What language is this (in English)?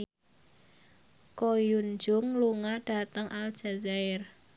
Javanese